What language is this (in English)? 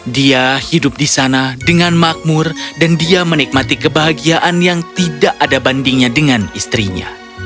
Indonesian